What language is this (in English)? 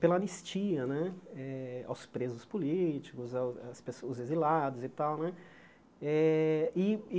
Portuguese